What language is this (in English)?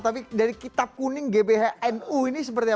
Indonesian